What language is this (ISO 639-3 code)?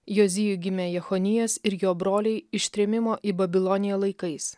lit